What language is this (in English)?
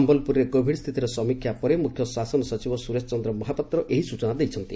Odia